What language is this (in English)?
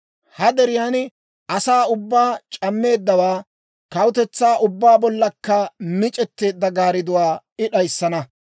Dawro